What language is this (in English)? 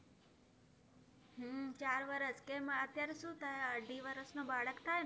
Gujarati